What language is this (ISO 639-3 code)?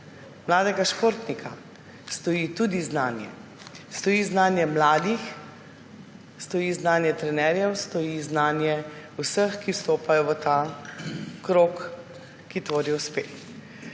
slv